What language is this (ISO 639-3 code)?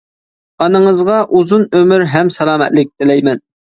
uig